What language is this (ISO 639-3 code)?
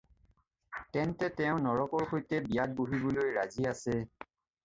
asm